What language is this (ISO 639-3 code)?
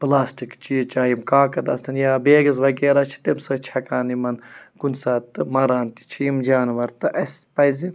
kas